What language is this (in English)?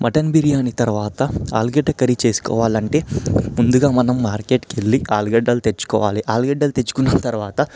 Telugu